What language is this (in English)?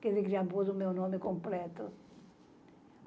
Portuguese